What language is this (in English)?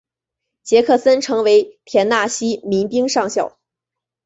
Chinese